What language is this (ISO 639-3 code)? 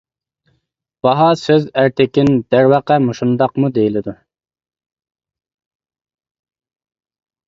uig